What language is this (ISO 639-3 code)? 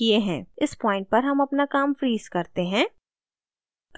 hin